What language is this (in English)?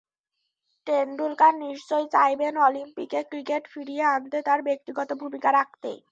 Bangla